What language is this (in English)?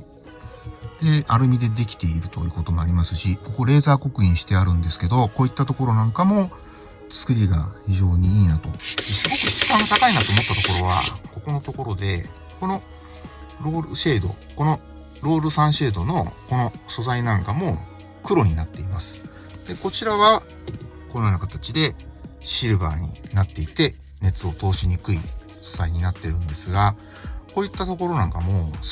Japanese